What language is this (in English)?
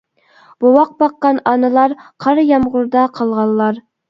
Uyghur